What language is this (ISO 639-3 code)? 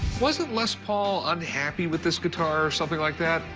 eng